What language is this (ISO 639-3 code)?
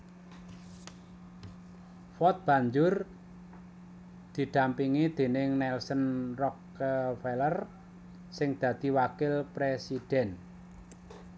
jav